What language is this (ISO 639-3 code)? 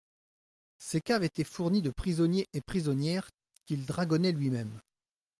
fra